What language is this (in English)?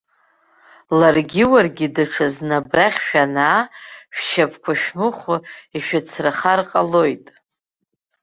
Abkhazian